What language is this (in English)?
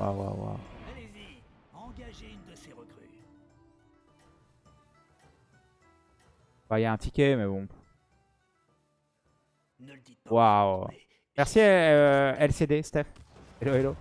French